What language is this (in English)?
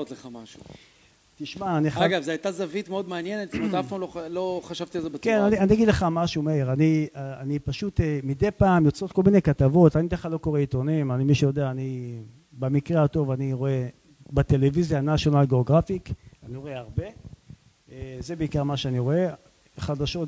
Hebrew